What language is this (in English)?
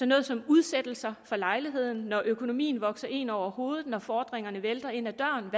Danish